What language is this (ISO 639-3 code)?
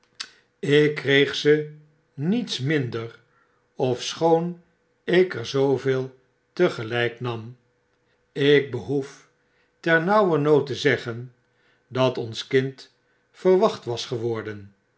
nld